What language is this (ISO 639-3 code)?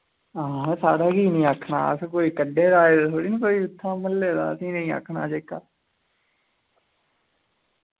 doi